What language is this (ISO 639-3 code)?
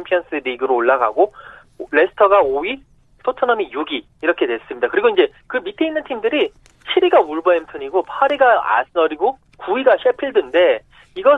kor